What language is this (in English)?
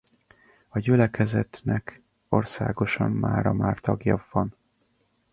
Hungarian